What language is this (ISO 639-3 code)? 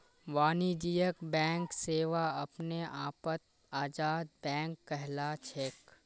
mag